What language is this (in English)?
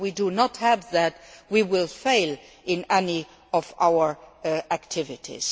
English